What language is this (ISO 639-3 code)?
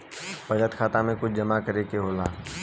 bho